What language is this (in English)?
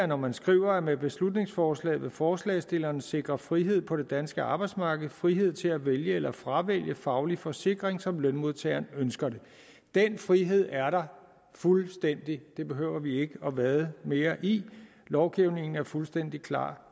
Danish